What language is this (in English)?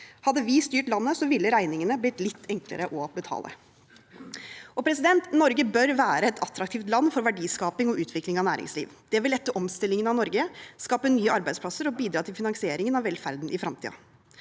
Norwegian